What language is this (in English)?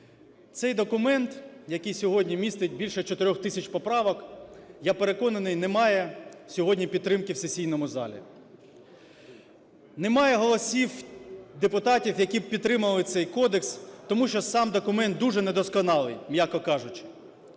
Ukrainian